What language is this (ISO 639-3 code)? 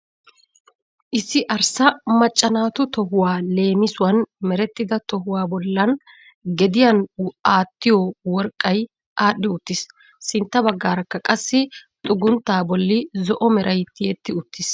wal